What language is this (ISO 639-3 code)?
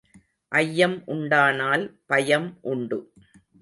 tam